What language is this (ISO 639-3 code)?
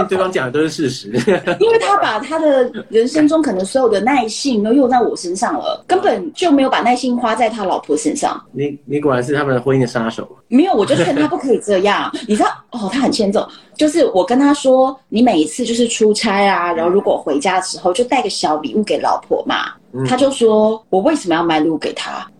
zho